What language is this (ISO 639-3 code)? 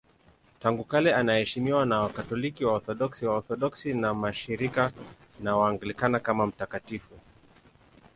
swa